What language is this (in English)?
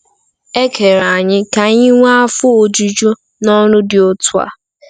Igbo